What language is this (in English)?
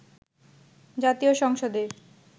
Bangla